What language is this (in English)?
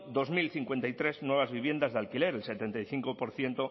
Spanish